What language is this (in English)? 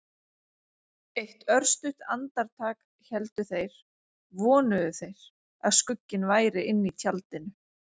Icelandic